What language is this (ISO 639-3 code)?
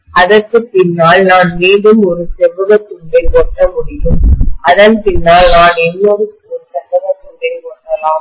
tam